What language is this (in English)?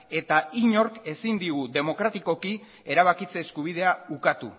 Basque